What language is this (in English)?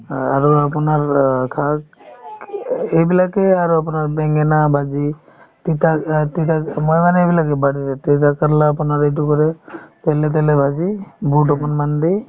Assamese